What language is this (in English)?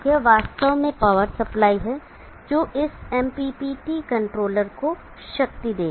Hindi